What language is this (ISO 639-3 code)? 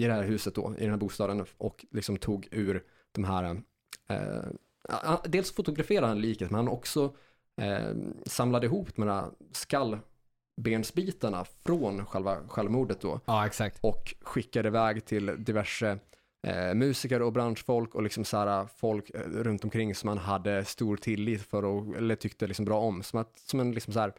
swe